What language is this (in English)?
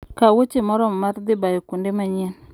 Luo (Kenya and Tanzania)